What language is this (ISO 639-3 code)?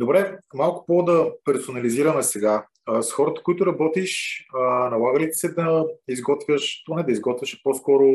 bul